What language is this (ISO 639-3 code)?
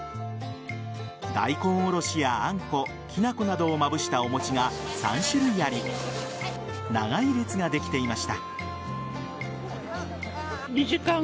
jpn